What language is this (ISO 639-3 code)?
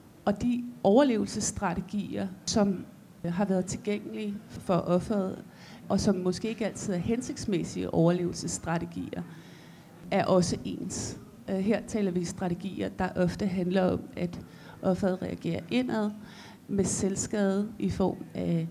dan